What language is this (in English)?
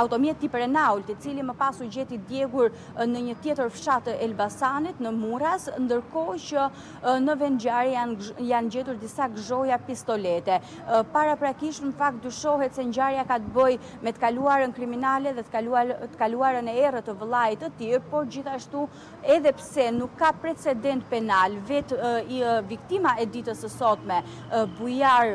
Romanian